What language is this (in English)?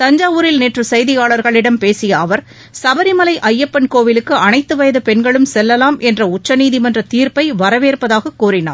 Tamil